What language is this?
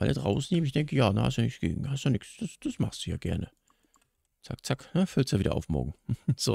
German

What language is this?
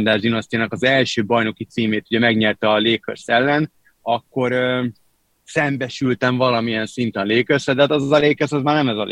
Hungarian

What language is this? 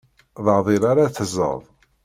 Kabyle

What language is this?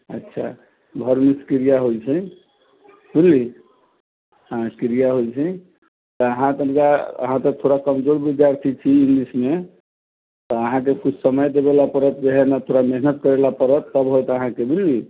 Maithili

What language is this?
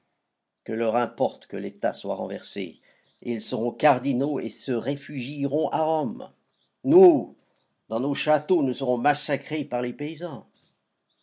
French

